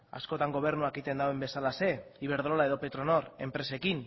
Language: Basque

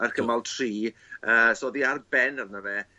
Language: Welsh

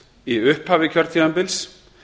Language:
Icelandic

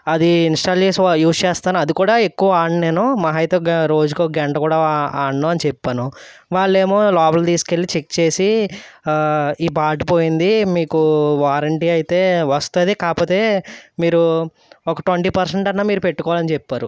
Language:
Telugu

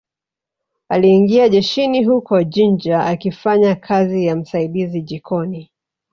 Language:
Swahili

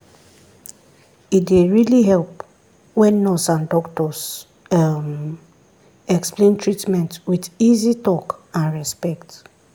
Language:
Nigerian Pidgin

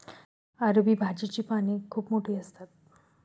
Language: Marathi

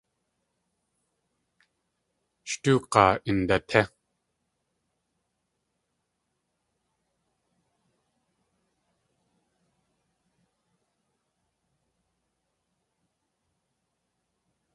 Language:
Tlingit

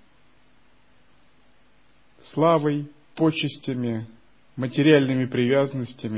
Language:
Russian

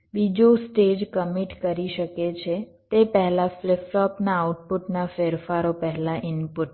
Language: Gujarati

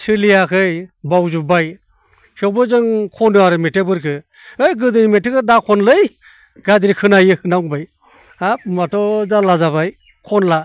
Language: Bodo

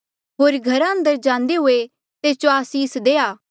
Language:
Mandeali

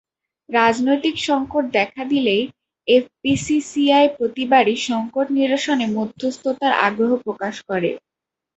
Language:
Bangla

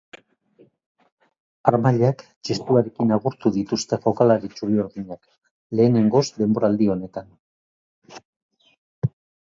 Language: Basque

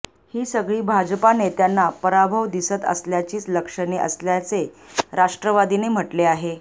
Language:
Marathi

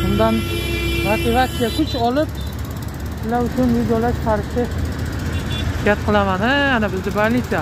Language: Turkish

